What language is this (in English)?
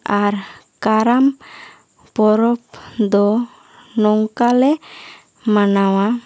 Santali